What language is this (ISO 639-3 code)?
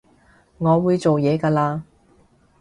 yue